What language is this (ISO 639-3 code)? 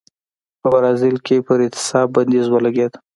pus